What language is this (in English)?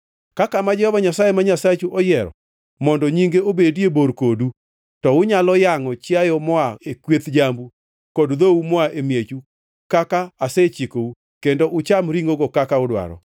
Luo (Kenya and Tanzania)